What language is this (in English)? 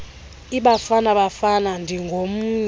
Xhosa